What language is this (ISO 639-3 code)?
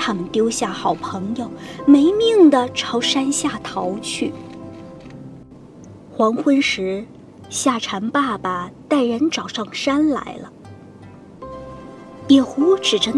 zho